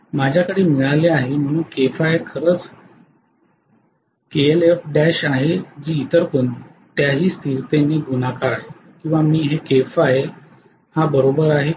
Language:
Marathi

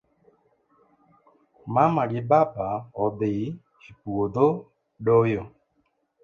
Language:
Luo (Kenya and Tanzania)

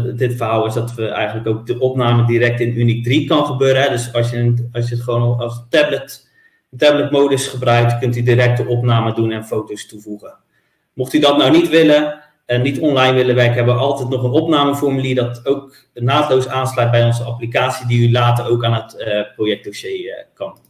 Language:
Dutch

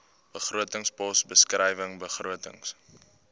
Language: Afrikaans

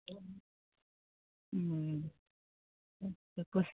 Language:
Assamese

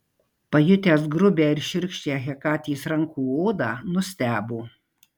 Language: Lithuanian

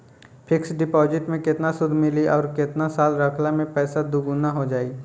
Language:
Bhojpuri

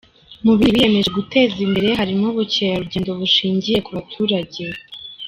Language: Kinyarwanda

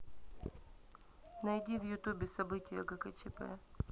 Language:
Russian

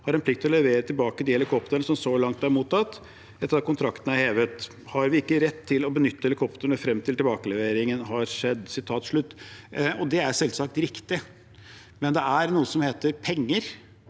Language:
Norwegian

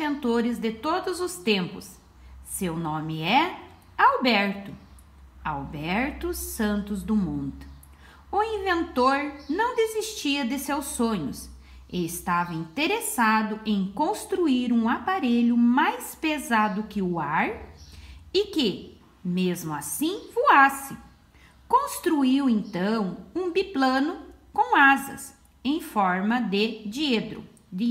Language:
Portuguese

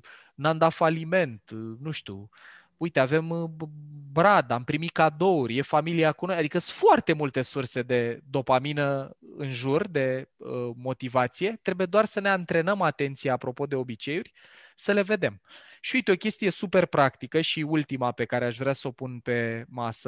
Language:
Romanian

